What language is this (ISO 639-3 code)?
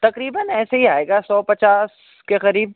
urd